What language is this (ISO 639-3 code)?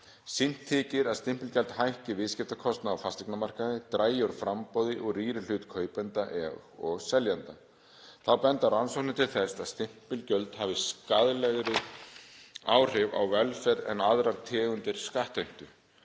isl